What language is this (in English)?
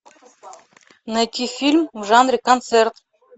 Russian